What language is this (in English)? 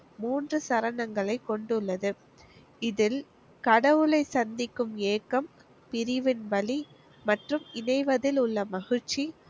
Tamil